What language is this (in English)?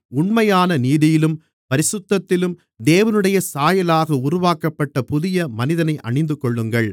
Tamil